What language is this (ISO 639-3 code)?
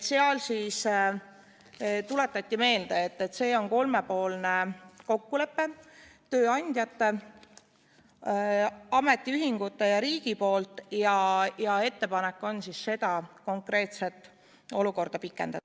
est